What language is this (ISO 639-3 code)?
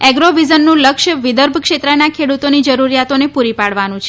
guj